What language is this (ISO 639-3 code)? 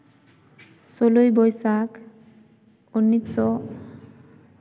sat